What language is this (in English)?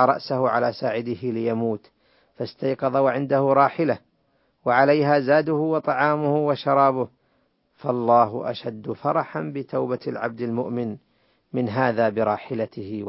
Arabic